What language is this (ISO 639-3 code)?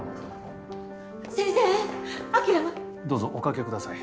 jpn